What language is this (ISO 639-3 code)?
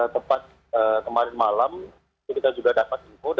ind